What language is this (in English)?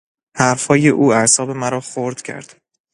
Persian